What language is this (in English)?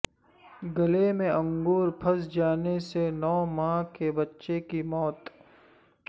Urdu